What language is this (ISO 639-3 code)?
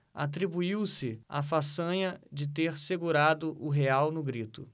por